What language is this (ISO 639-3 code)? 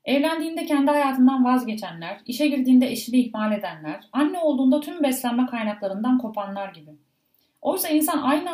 tur